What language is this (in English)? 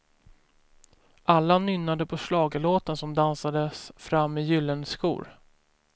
Swedish